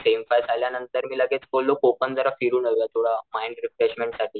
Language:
Marathi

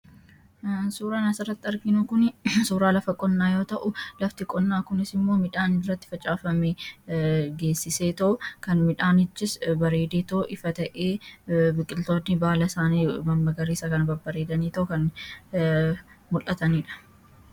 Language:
Oromo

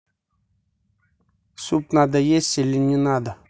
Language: Russian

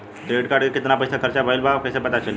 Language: Bhojpuri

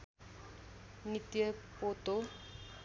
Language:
Nepali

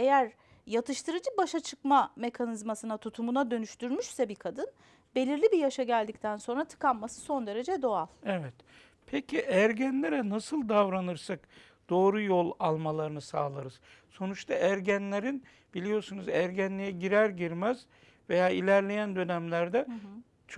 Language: Turkish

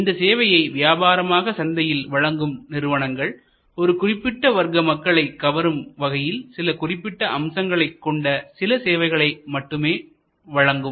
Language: Tamil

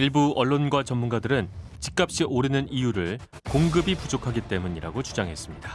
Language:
Korean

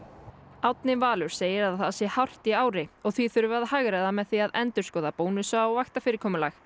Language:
Icelandic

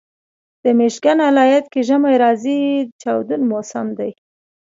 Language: Pashto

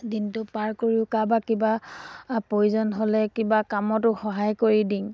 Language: Assamese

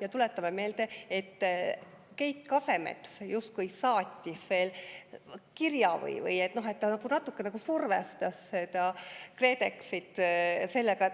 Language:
Estonian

